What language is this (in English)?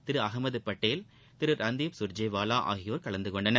Tamil